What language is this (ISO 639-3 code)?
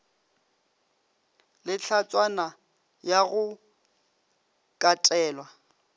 nso